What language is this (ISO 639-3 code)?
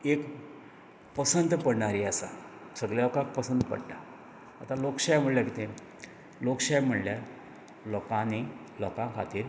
kok